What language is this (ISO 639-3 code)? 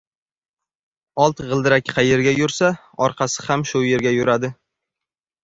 uzb